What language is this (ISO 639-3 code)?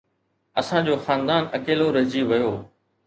snd